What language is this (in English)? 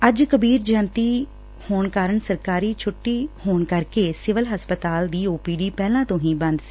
Punjabi